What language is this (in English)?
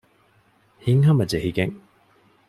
Divehi